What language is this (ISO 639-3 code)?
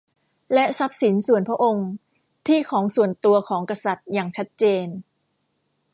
tha